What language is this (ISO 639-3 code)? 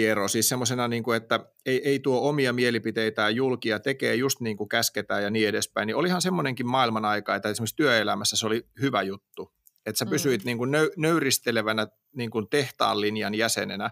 fin